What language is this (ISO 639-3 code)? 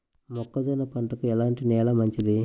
tel